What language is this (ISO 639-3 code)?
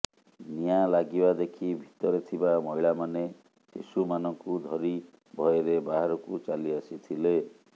ori